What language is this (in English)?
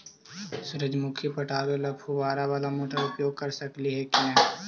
Magahi